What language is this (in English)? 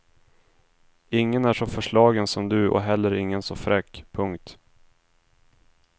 Swedish